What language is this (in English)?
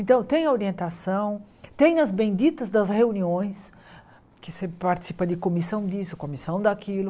Portuguese